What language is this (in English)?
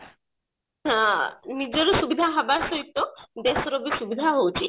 Odia